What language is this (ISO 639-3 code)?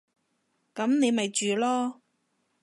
yue